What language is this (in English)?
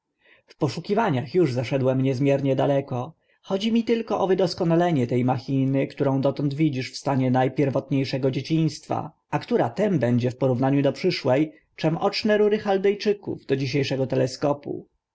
Polish